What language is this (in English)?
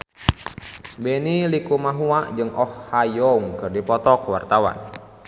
Sundanese